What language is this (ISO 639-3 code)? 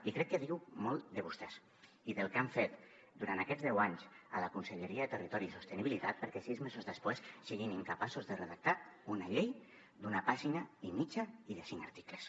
cat